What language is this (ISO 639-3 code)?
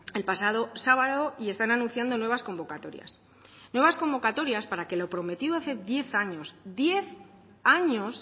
spa